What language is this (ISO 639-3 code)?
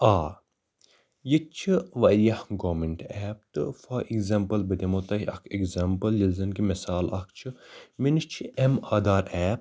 kas